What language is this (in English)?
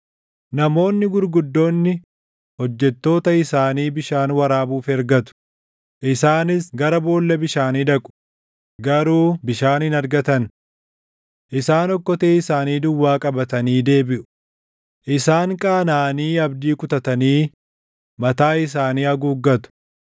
Oromo